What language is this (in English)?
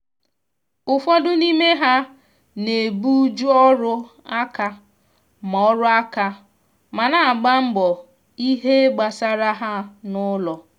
Igbo